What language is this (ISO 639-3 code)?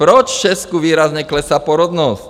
ces